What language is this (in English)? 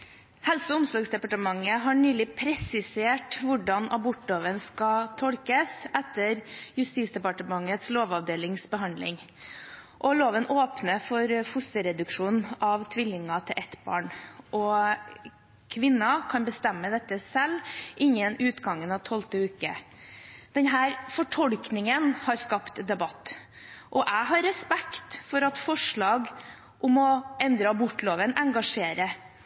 Norwegian Bokmål